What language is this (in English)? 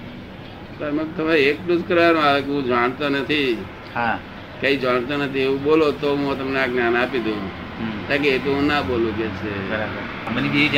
Gujarati